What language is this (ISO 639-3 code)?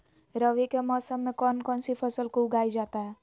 mag